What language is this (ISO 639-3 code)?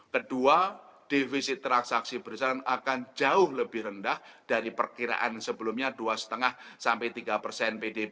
ind